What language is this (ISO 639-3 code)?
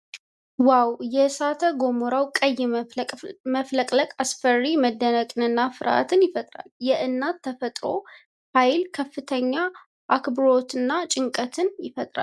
amh